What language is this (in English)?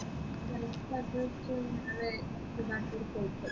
Malayalam